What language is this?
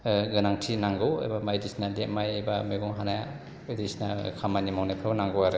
Bodo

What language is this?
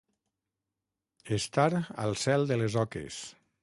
Catalan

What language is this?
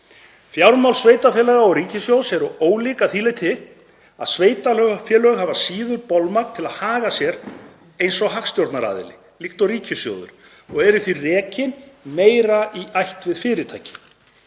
Icelandic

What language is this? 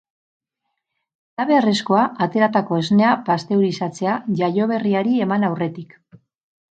Basque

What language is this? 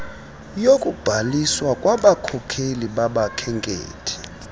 Xhosa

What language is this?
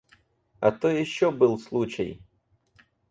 Russian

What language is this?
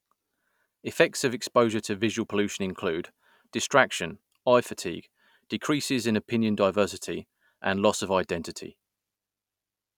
English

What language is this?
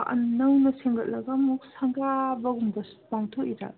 Manipuri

